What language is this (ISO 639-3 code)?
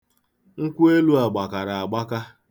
ibo